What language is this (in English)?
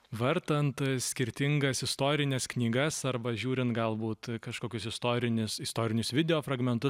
Lithuanian